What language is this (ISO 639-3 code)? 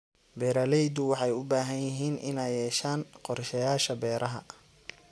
som